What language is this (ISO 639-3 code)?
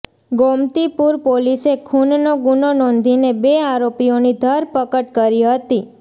guj